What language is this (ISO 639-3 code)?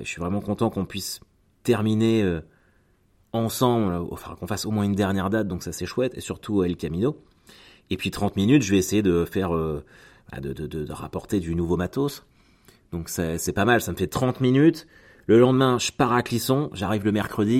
fra